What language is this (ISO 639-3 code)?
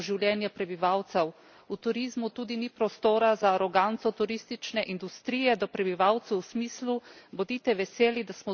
slv